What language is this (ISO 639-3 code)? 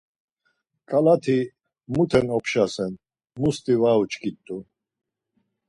lzz